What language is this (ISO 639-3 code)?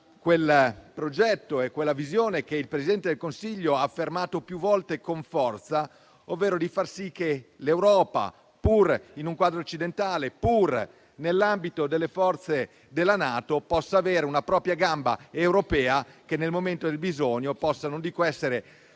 ita